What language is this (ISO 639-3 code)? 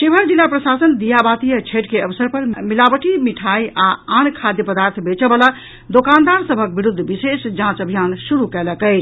mai